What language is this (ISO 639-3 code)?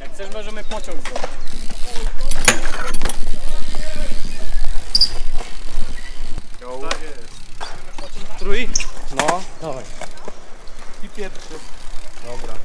pol